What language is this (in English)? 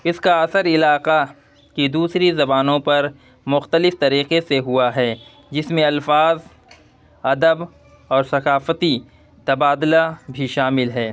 Urdu